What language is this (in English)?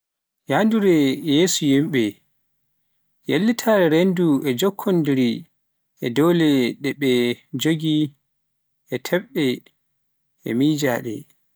Pular